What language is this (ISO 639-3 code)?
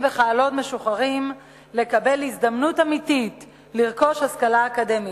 heb